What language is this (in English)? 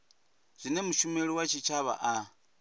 Venda